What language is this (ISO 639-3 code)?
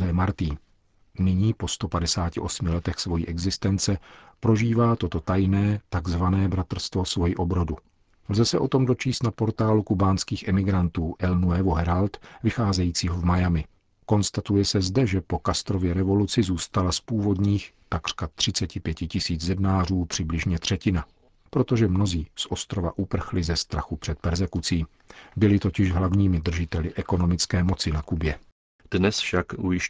ces